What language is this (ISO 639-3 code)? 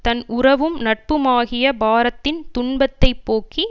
tam